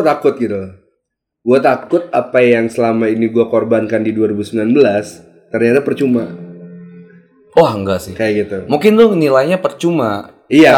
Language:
Indonesian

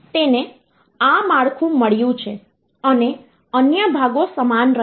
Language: Gujarati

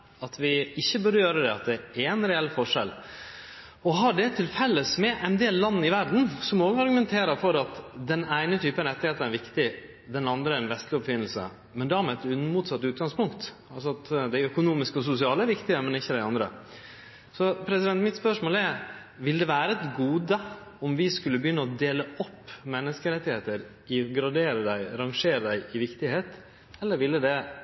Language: Norwegian Nynorsk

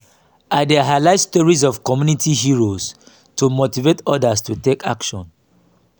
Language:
Nigerian Pidgin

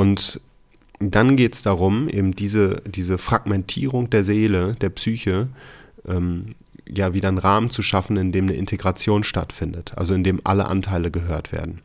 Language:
German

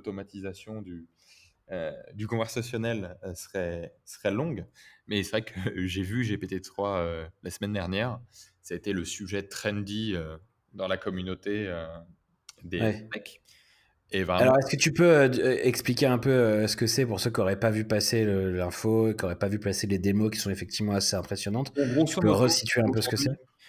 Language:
French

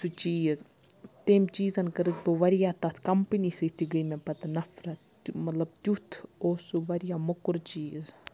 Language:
Kashmiri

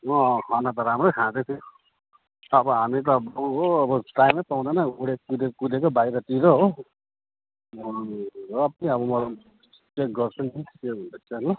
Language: Nepali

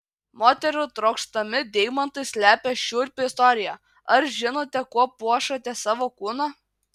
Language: Lithuanian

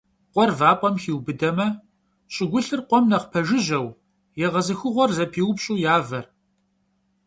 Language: Kabardian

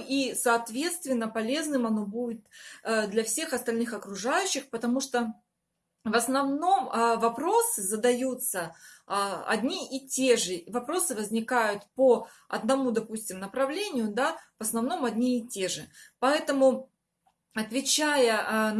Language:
Russian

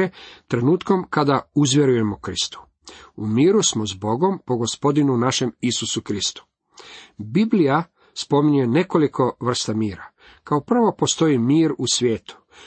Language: Croatian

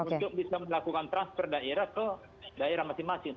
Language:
Indonesian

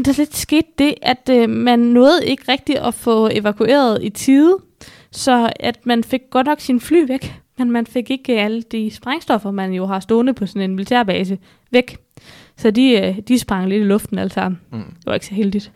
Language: Danish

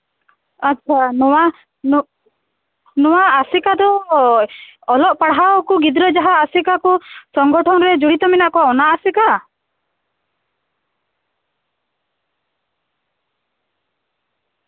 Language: Santali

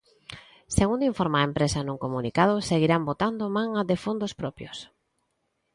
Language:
Galician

